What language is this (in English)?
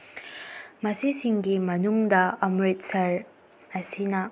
Manipuri